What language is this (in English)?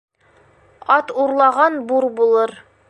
Bashkir